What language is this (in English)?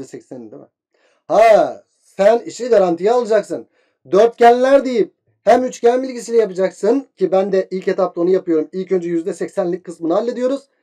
Turkish